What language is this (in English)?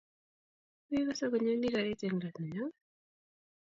Kalenjin